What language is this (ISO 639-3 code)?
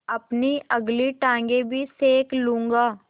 hin